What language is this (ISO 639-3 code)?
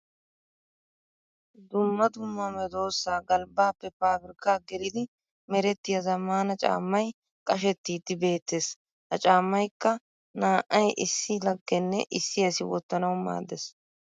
wal